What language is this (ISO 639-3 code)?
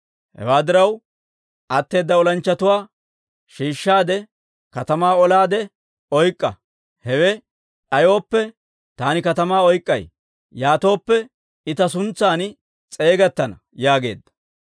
dwr